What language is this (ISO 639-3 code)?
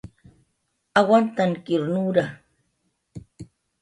jqr